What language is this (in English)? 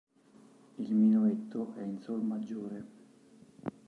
Italian